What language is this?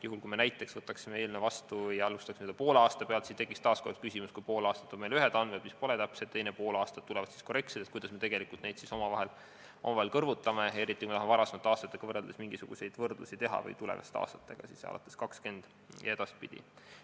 Estonian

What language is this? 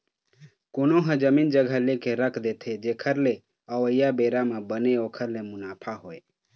Chhattisgarhi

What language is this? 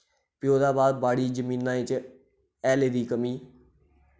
Dogri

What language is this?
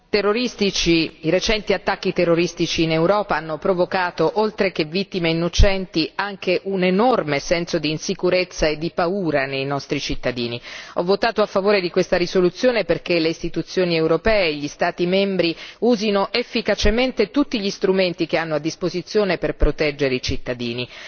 Italian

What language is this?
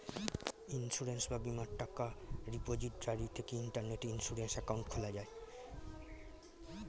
Bangla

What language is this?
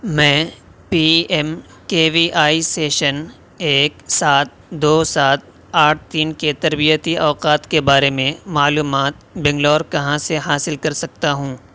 Urdu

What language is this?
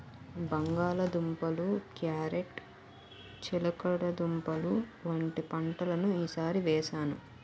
Telugu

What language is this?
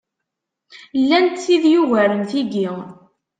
Kabyle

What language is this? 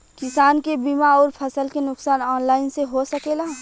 Bhojpuri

